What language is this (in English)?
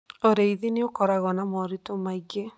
Kikuyu